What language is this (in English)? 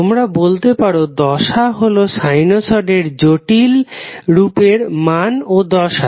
Bangla